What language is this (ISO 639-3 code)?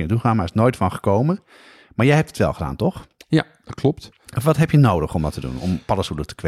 nld